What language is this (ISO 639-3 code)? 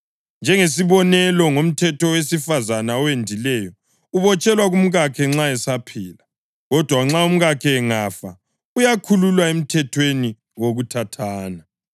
nde